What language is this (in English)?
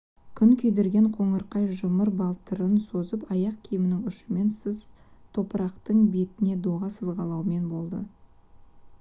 Kazakh